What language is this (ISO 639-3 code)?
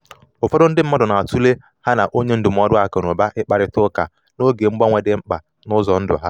ibo